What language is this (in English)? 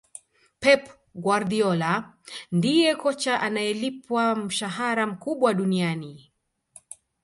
Swahili